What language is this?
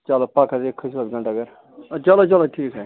Kashmiri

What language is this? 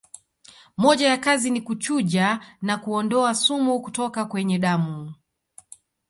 Swahili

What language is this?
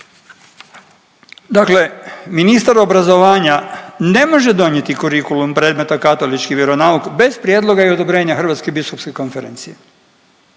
Croatian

